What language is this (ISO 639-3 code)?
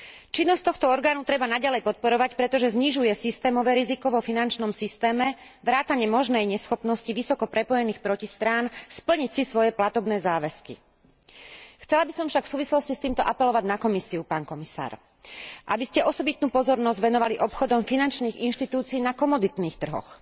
slk